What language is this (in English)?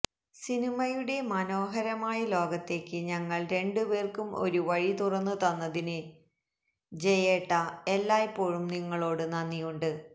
Malayalam